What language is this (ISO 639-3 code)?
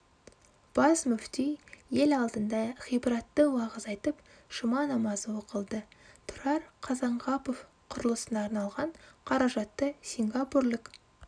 kaz